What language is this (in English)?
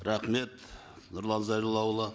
Kazakh